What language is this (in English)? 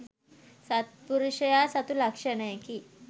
Sinhala